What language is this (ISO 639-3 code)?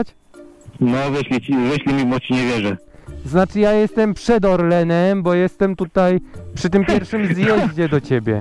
pol